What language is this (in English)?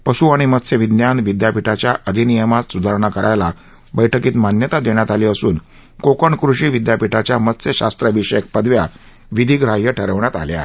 Marathi